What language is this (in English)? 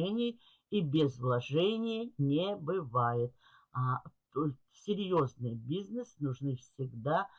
Russian